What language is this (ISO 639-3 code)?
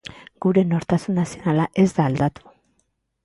eus